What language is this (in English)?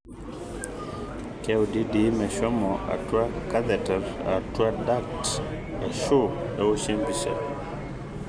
Masai